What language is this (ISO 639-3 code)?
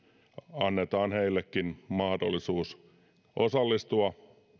fin